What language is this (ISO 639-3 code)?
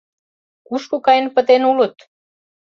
chm